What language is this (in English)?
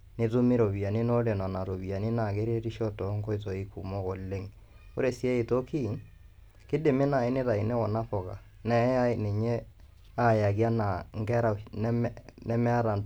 Masai